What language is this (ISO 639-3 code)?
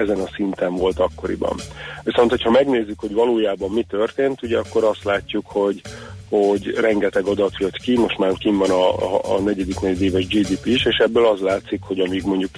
hun